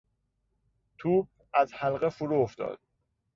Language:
Persian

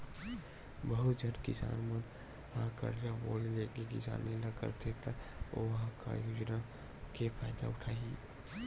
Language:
Chhattisgarhi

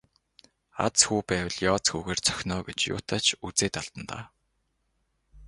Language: Mongolian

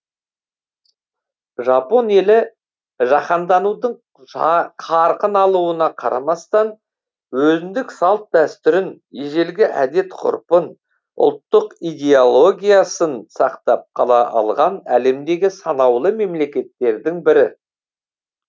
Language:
Kazakh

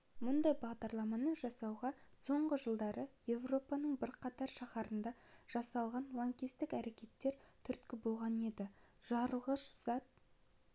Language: Kazakh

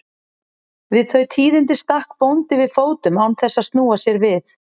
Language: Icelandic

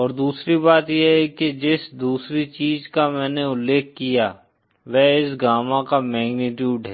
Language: Hindi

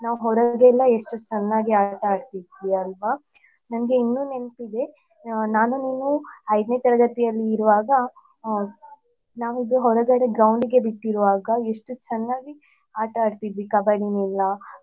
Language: Kannada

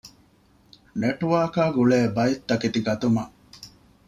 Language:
Divehi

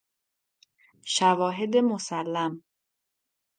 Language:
Persian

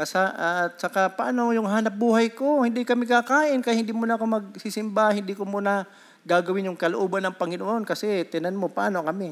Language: Filipino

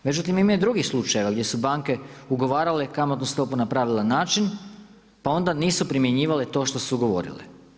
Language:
Croatian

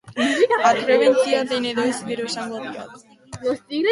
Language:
Basque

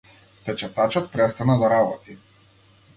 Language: Macedonian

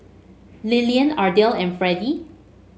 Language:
English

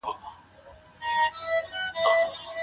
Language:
Pashto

